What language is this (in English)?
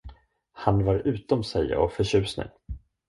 Swedish